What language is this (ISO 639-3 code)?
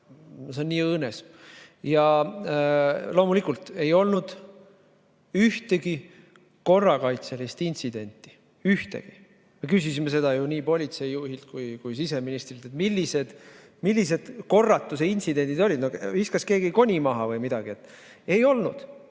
est